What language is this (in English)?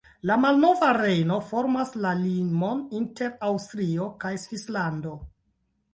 Esperanto